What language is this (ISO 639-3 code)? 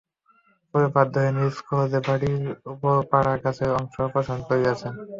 ben